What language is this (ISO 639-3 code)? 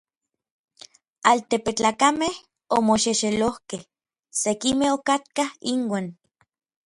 nlv